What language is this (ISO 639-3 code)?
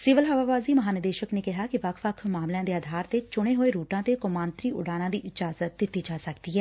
pan